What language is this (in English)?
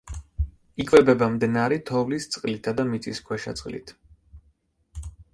Georgian